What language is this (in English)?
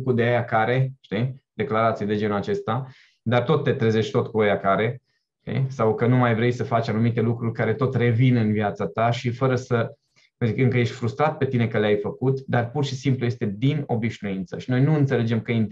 Romanian